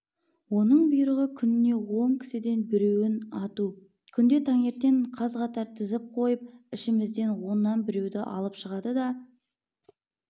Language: Kazakh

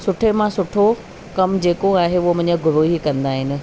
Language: Sindhi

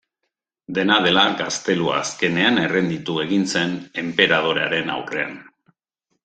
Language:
Basque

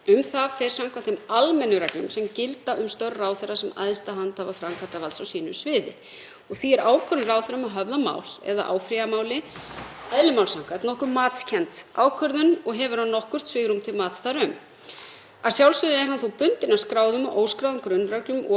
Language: Icelandic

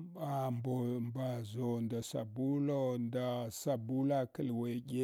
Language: Hwana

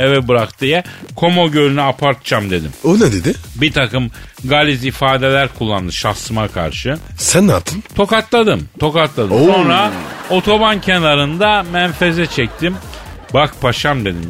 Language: Turkish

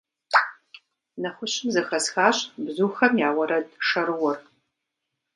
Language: Kabardian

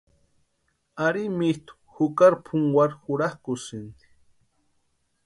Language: Western Highland Purepecha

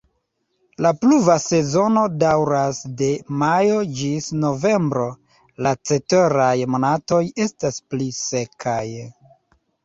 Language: Esperanto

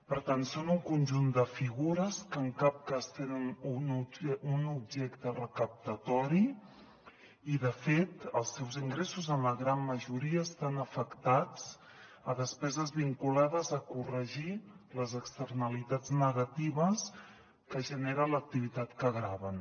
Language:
Catalan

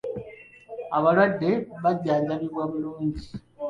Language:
Ganda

